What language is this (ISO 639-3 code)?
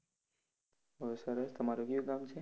guj